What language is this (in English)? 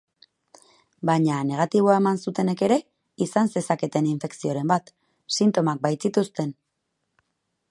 Basque